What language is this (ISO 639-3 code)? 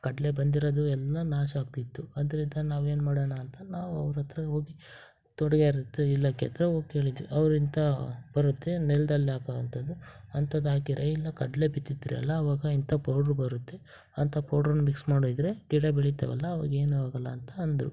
kan